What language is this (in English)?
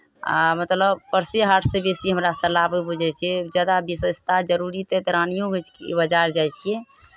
Maithili